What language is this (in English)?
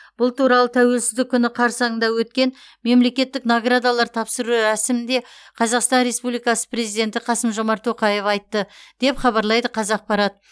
Kazakh